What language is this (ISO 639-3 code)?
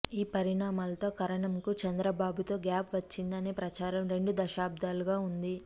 tel